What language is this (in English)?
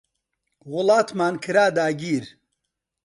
Central Kurdish